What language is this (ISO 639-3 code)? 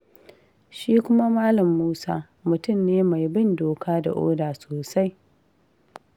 hau